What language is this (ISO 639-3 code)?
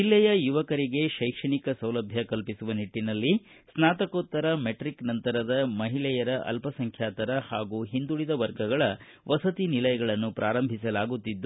kan